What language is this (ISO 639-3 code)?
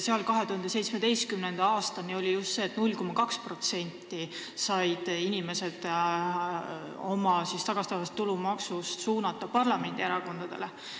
est